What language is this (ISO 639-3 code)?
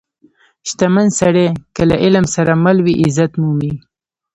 pus